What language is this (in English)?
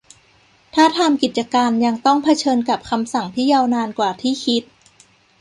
Thai